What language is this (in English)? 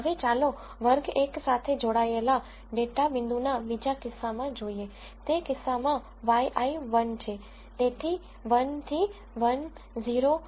Gujarati